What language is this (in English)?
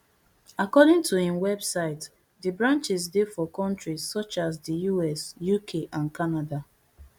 Nigerian Pidgin